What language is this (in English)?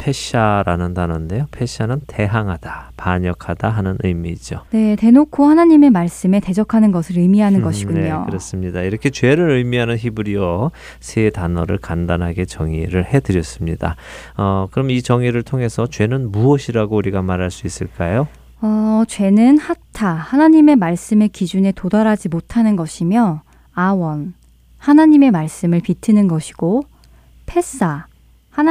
Korean